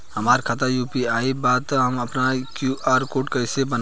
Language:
Bhojpuri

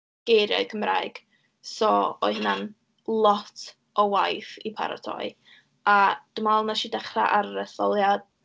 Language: Welsh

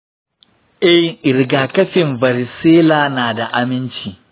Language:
Hausa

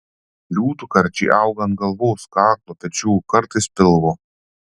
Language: Lithuanian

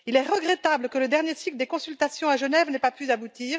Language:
French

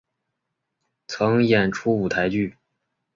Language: Chinese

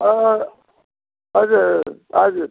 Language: Nepali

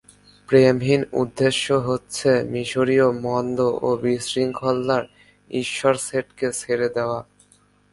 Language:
Bangla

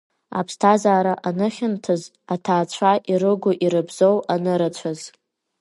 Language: Abkhazian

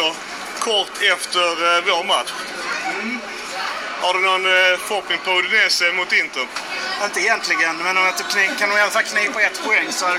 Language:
Swedish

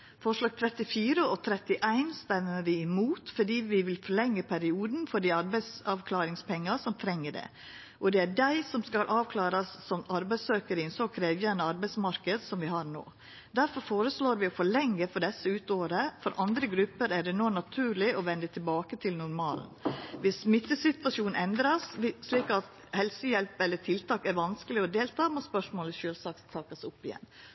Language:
Norwegian Nynorsk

